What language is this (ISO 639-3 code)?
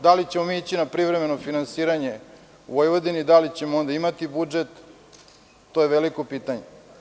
srp